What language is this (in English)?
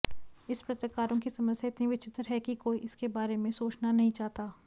Hindi